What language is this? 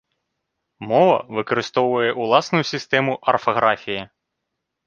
Belarusian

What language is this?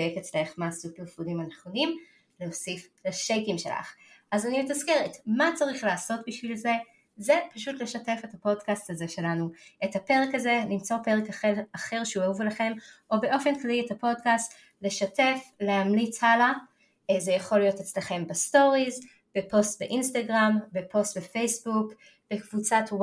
Hebrew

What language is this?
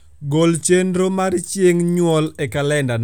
Luo (Kenya and Tanzania)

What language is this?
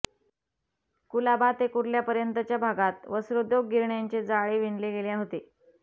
Marathi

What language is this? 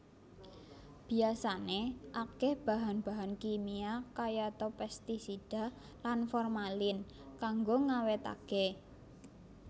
Javanese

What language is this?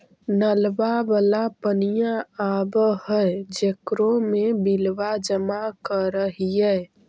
Magahi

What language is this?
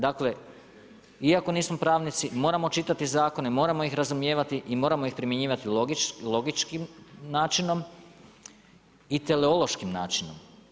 Croatian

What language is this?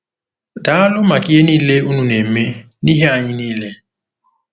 Igbo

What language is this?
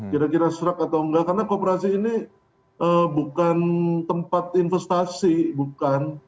Indonesian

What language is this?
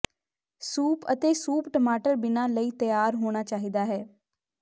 Punjabi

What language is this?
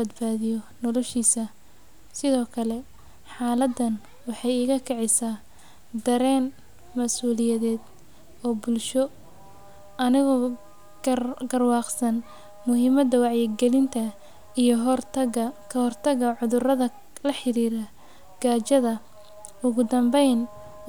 Somali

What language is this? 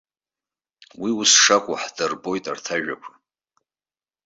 Abkhazian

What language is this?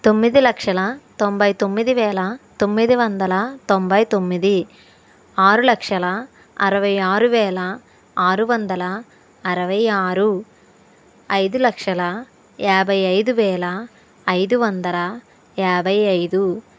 Telugu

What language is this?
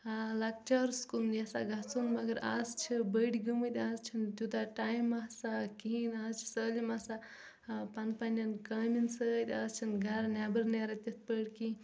Kashmiri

